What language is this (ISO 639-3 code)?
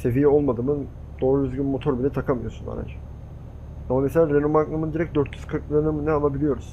tur